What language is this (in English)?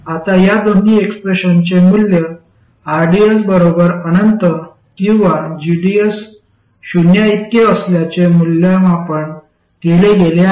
Marathi